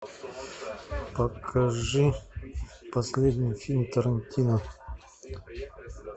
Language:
Russian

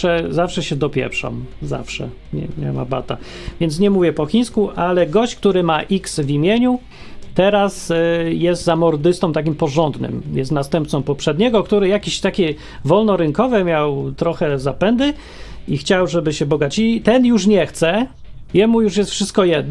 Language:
Polish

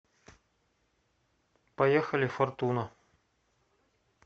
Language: Russian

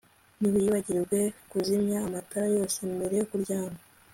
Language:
Kinyarwanda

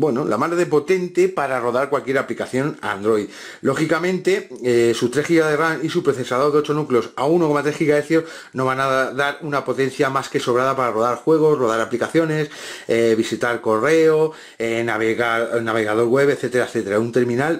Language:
Spanish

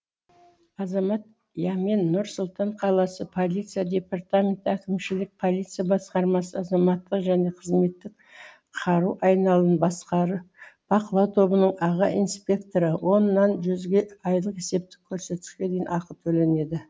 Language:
Kazakh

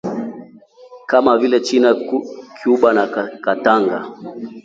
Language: Swahili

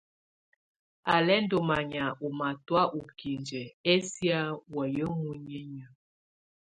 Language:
Tunen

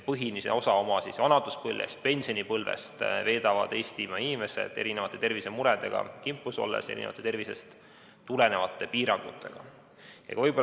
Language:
Estonian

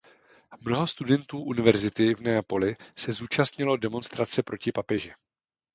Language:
Czech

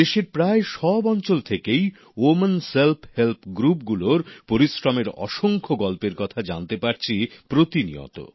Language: Bangla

